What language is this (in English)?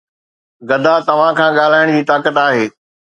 Sindhi